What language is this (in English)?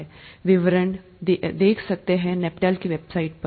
Hindi